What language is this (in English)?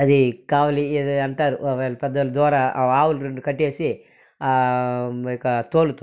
Telugu